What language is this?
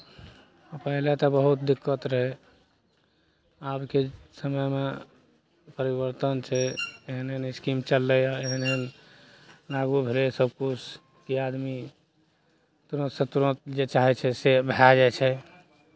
Maithili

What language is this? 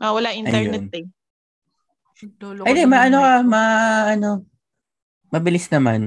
Filipino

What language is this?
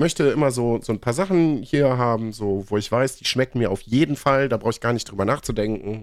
German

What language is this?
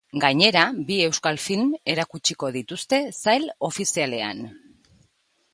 Basque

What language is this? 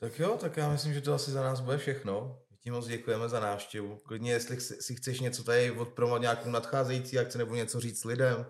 Czech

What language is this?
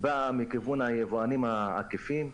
Hebrew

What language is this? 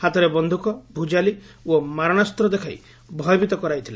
Odia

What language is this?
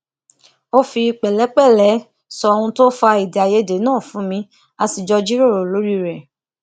Yoruba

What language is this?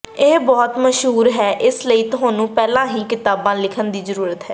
Punjabi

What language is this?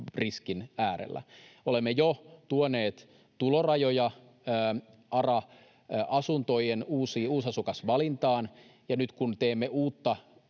Finnish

